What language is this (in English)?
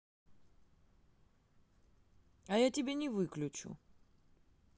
Russian